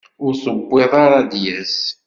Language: Kabyle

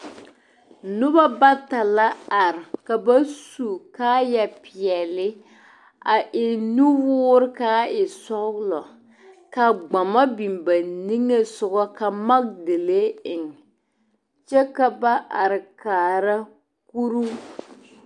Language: Southern Dagaare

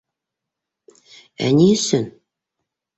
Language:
Bashkir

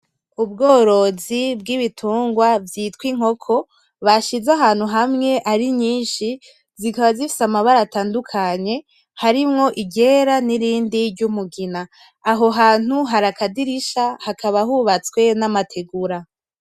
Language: Rundi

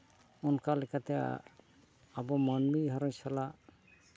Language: Santali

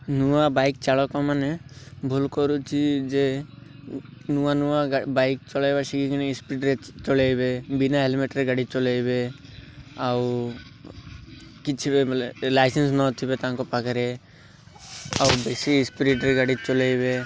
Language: Odia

